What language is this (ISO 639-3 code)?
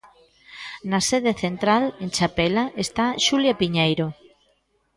glg